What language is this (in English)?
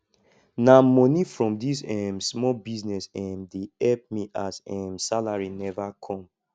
Nigerian Pidgin